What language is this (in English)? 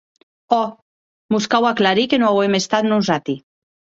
Occitan